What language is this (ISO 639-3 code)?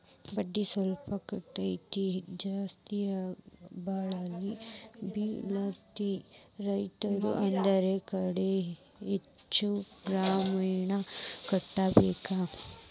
kan